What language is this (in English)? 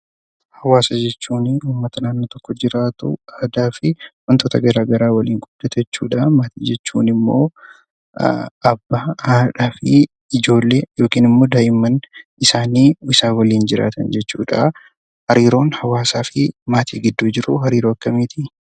Oromo